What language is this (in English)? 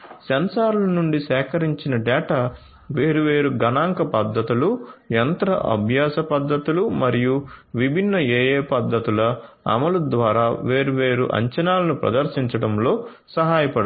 Telugu